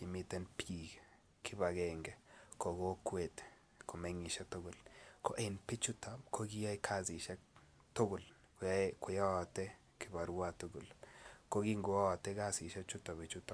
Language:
Kalenjin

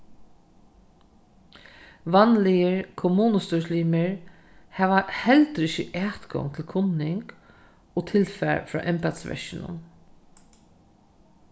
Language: Faroese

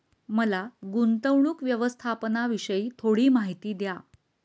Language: Marathi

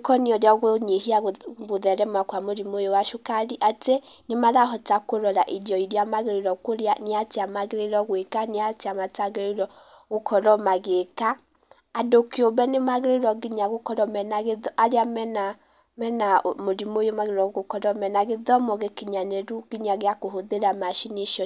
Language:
Kikuyu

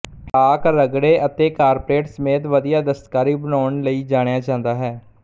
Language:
Punjabi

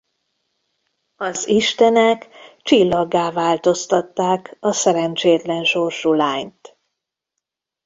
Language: Hungarian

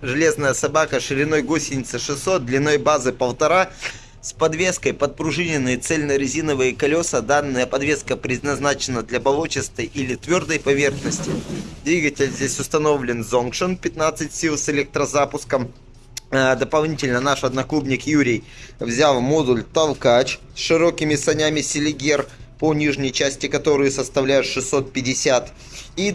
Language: Russian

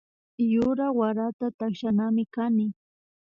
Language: Imbabura Highland Quichua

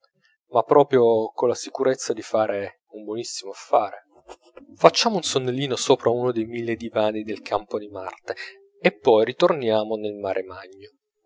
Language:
Italian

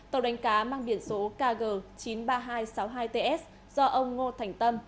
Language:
Vietnamese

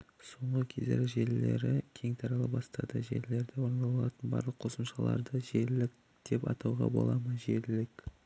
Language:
Kazakh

